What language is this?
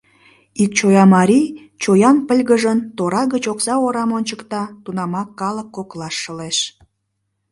Mari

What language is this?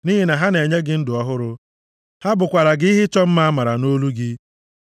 Igbo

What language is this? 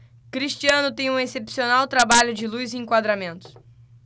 Portuguese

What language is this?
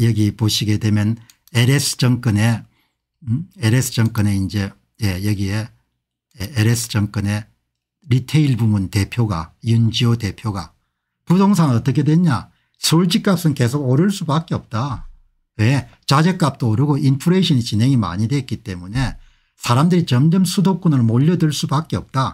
Korean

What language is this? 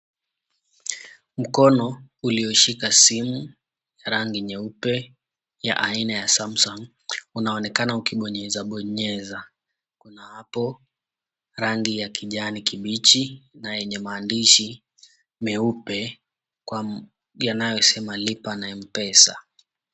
Swahili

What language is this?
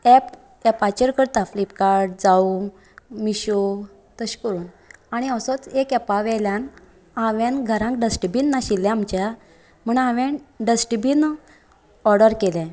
Konkani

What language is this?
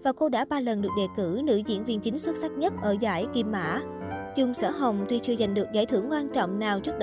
Vietnamese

